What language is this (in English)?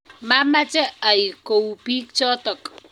Kalenjin